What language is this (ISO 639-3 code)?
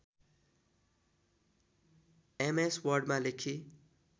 nep